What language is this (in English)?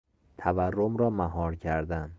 Persian